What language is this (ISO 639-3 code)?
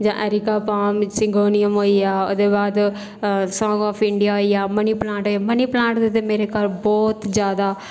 doi